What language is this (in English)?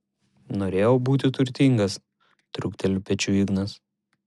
Lithuanian